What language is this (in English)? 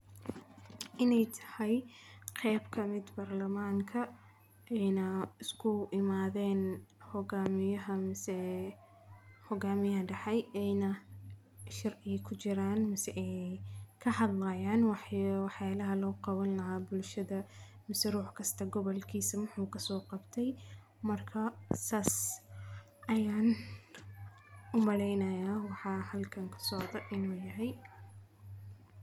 Somali